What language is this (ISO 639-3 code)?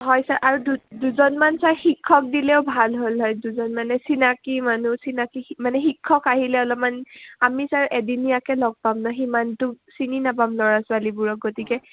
asm